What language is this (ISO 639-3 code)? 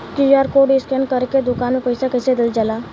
bho